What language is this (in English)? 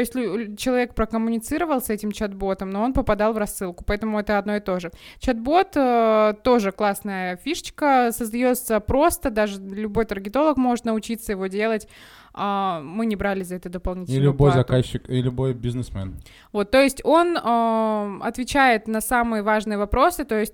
Russian